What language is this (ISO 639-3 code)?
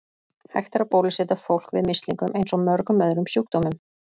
isl